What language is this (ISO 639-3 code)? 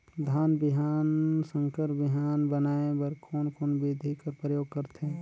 hne